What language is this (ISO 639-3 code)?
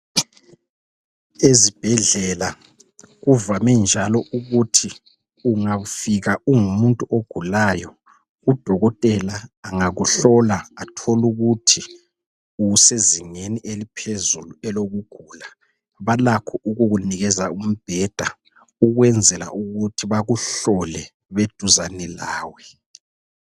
nde